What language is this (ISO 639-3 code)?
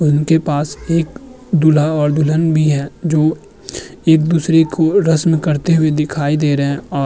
hin